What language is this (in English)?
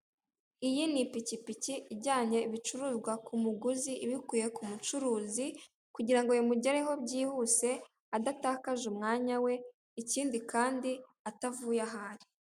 Kinyarwanda